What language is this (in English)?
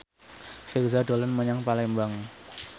Javanese